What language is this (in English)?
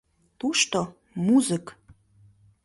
Mari